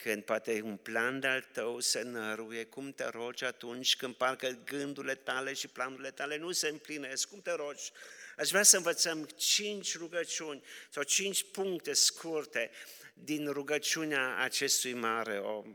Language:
Romanian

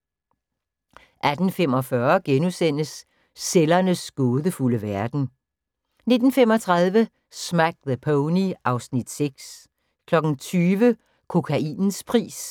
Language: Danish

